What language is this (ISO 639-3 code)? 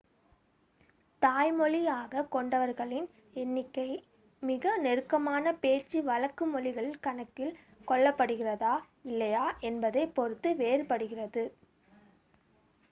tam